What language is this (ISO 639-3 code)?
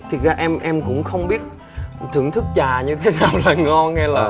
vie